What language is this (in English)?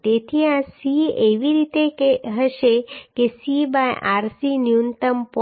Gujarati